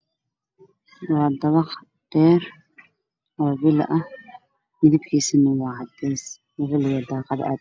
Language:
Somali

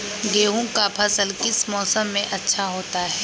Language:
Magahi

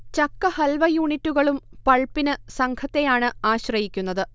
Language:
Malayalam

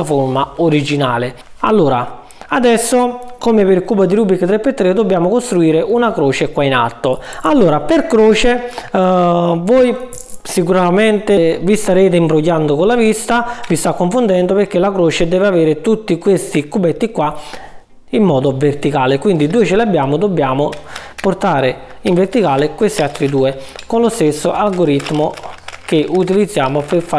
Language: Italian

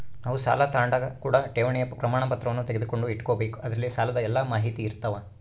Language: Kannada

